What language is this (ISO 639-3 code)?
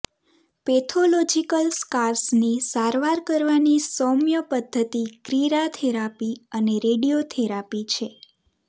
guj